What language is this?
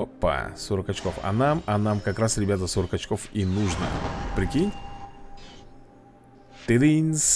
Russian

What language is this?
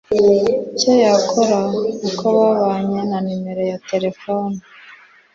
Kinyarwanda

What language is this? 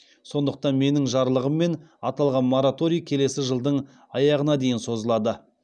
Kazakh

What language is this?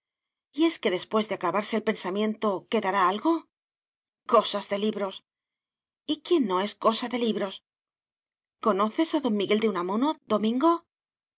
Spanish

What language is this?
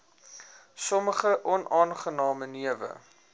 Afrikaans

